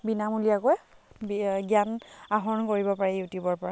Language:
Assamese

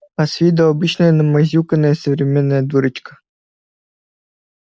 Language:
Russian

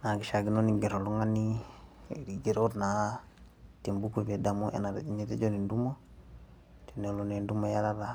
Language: Masai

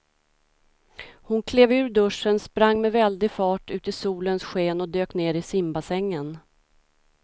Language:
Swedish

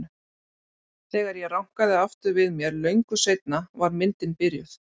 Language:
Icelandic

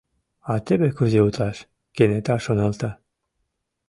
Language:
Mari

